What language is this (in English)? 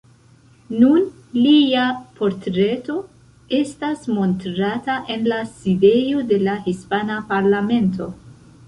Esperanto